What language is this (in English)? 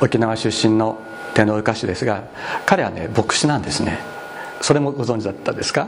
Japanese